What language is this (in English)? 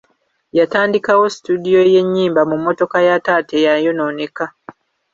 Ganda